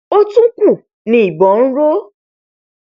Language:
Yoruba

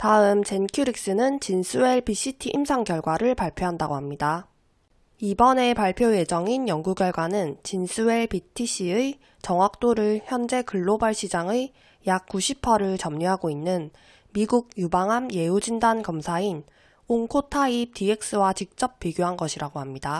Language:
Korean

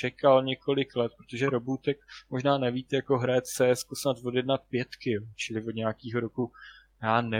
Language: Czech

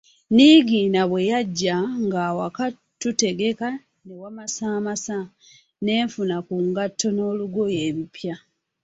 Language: Ganda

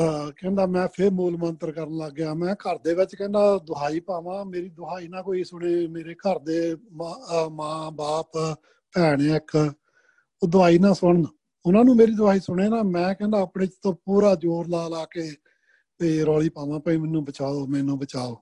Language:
Punjabi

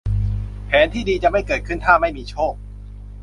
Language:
Thai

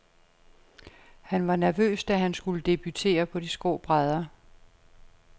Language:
Danish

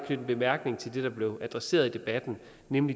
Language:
Danish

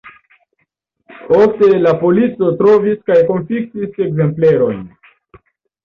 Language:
Esperanto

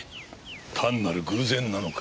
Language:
Japanese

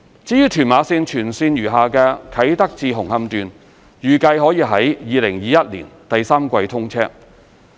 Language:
Cantonese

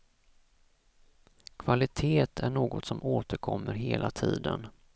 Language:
Swedish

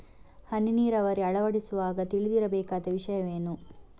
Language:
Kannada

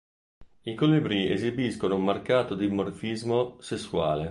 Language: Italian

